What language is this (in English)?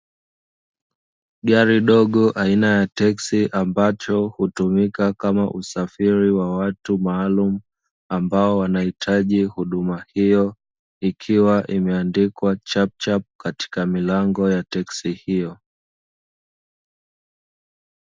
Swahili